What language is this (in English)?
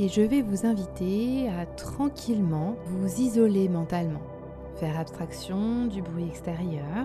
French